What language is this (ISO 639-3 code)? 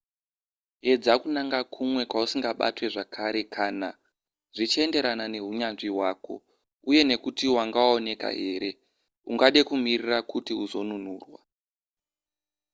sna